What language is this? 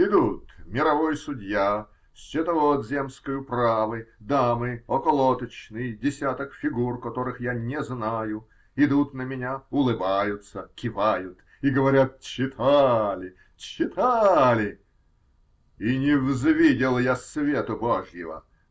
Russian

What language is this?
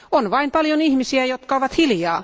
Finnish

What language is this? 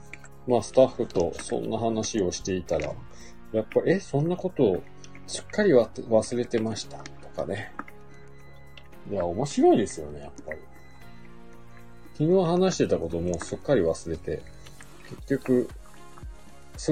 Japanese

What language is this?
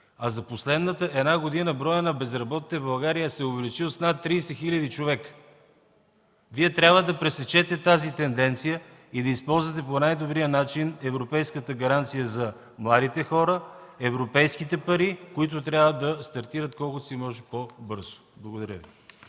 Bulgarian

